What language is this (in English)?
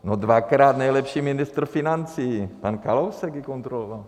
Czech